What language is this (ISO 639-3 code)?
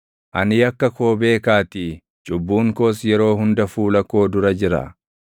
orm